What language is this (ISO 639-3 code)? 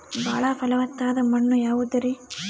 kan